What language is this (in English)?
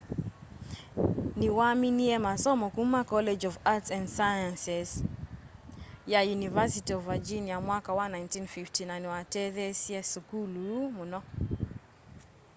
Kamba